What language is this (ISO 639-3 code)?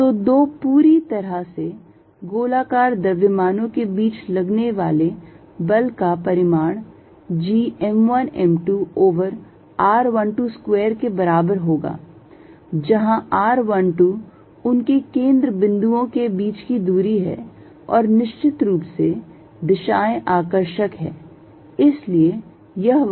hin